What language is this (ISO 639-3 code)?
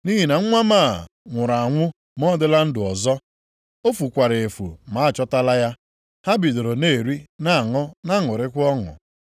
ibo